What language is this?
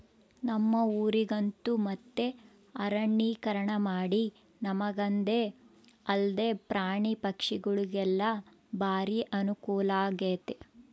Kannada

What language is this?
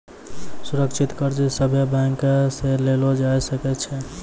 Maithili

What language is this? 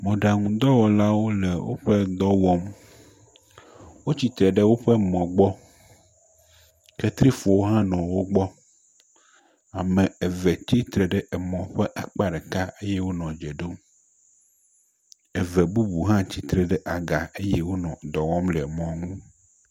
Ewe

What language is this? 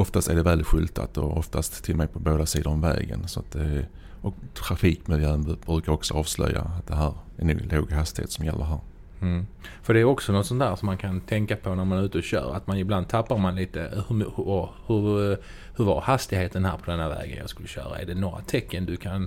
Swedish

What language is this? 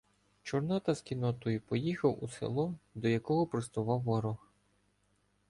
Ukrainian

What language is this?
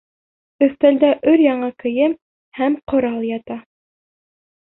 Bashkir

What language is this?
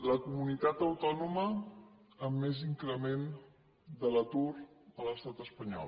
Catalan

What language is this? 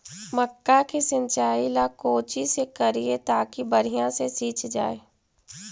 Magahi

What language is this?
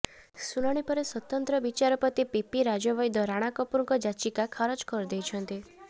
Odia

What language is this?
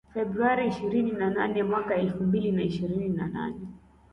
Swahili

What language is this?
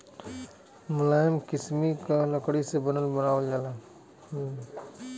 Bhojpuri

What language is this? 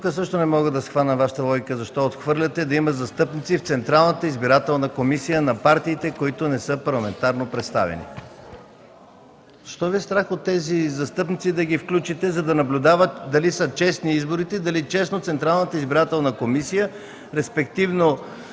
Bulgarian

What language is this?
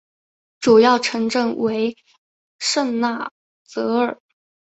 Chinese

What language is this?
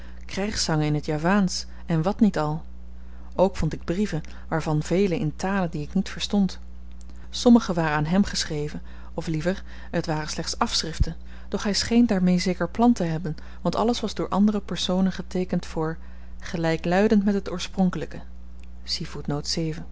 Dutch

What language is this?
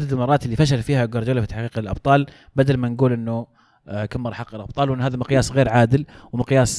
Arabic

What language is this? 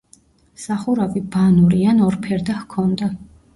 Georgian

